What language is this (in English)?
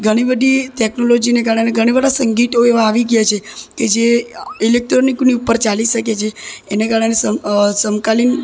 Gujarati